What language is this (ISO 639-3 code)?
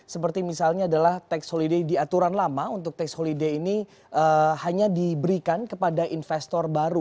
ind